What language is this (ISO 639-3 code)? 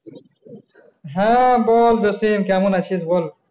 ben